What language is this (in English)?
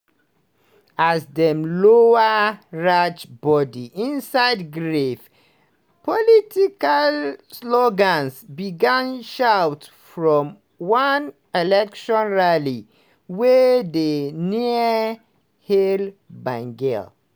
Nigerian Pidgin